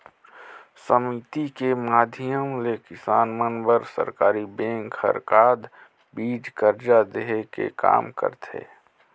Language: Chhattisgarhi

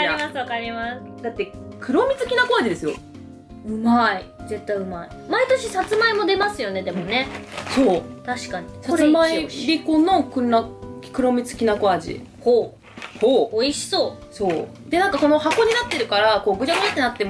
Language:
Japanese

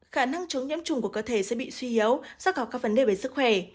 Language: Vietnamese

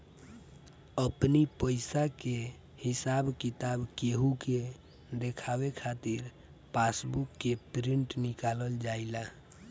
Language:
Bhojpuri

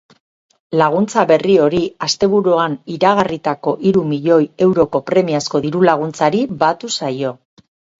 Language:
Basque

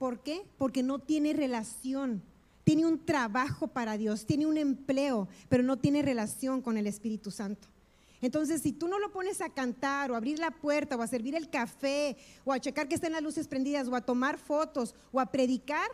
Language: Spanish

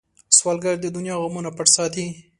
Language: Pashto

